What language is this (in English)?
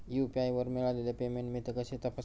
Marathi